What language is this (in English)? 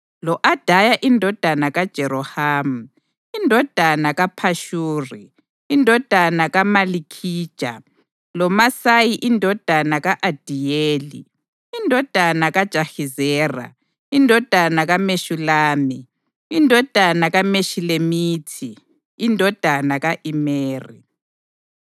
North Ndebele